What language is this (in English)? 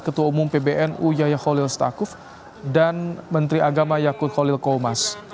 Indonesian